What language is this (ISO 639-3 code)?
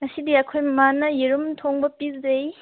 mni